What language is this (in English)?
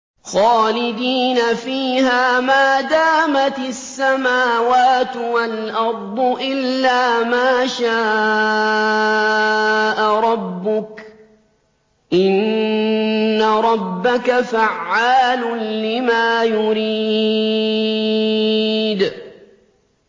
Arabic